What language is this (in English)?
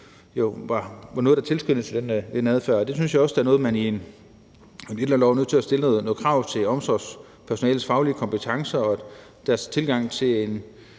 Danish